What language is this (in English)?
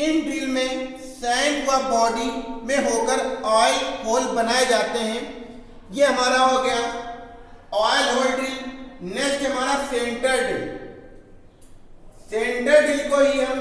Hindi